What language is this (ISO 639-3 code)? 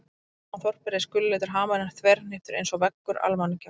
isl